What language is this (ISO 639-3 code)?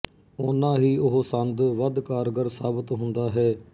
pan